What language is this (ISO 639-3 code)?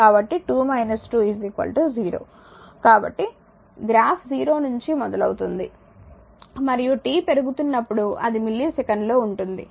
tel